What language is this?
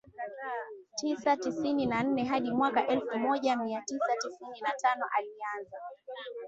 Swahili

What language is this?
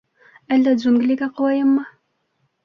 Bashkir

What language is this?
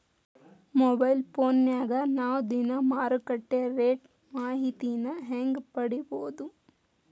Kannada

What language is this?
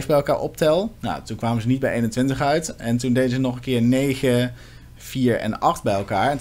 Dutch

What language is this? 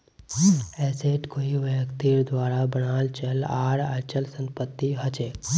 Magahi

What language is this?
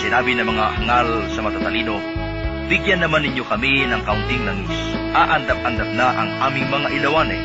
Filipino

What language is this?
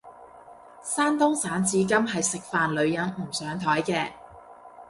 Cantonese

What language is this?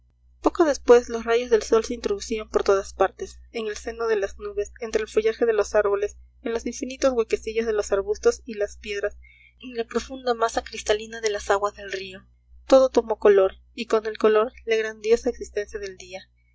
Spanish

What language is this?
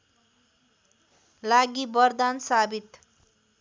Nepali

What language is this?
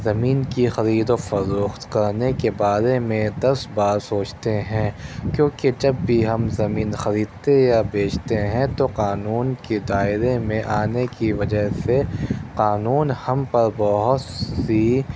Urdu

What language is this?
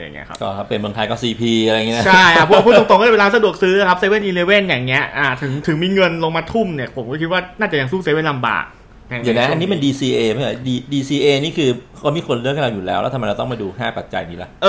Thai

